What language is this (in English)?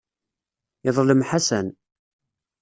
Kabyle